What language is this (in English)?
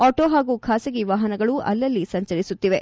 Kannada